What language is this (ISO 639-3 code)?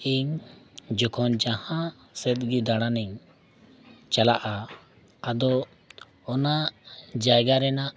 sat